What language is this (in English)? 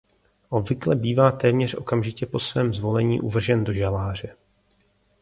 Czech